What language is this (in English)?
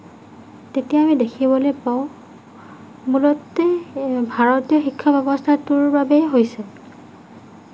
Assamese